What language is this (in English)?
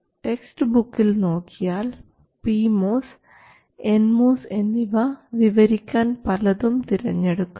Malayalam